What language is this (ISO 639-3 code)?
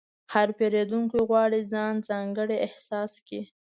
pus